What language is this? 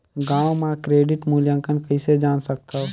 Chhattisgarhi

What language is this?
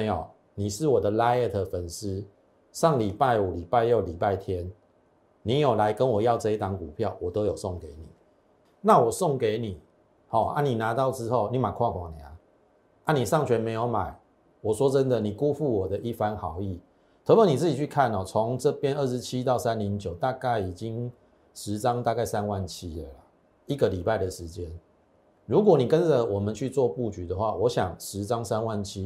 Chinese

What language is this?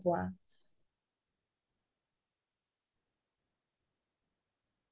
Assamese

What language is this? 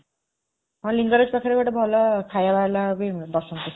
Odia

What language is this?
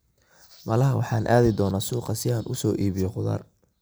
Somali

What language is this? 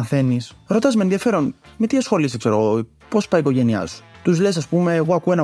Greek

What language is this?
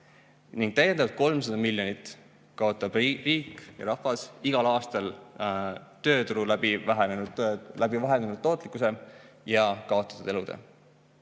Estonian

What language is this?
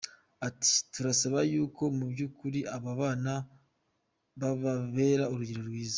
Kinyarwanda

